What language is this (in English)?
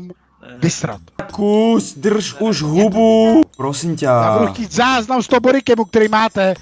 Czech